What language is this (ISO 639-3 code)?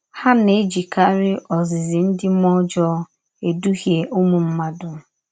ibo